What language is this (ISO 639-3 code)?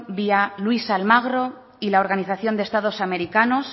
spa